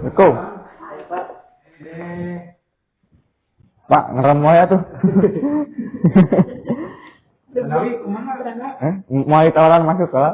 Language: Indonesian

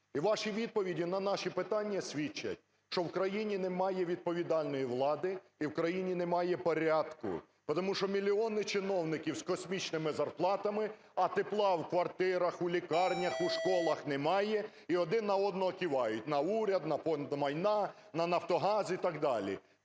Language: Ukrainian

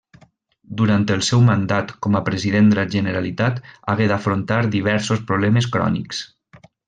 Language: Catalan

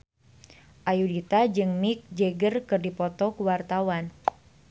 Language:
Sundanese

